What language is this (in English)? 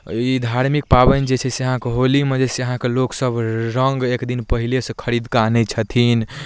Maithili